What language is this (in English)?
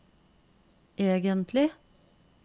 Norwegian